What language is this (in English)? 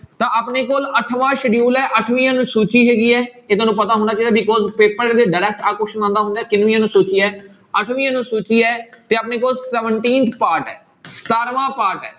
Punjabi